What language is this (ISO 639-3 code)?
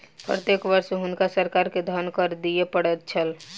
mai